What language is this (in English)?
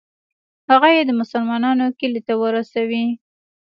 Pashto